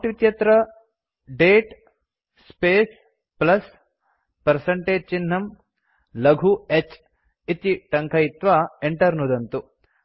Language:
Sanskrit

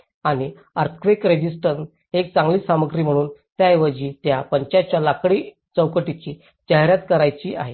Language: Marathi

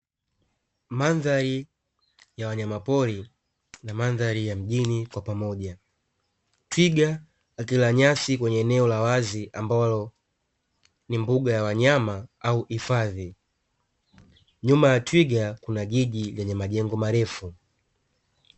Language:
Swahili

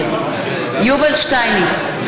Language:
Hebrew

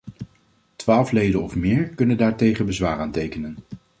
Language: Dutch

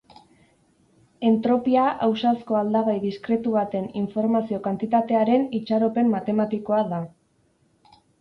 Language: Basque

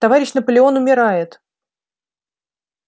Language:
Russian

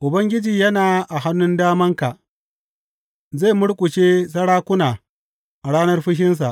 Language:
Hausa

